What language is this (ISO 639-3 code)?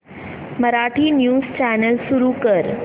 mar